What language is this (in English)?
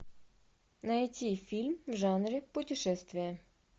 Russian